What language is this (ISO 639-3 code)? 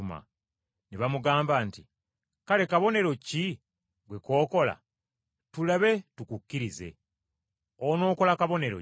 lug